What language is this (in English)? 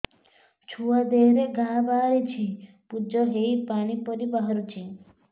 Odia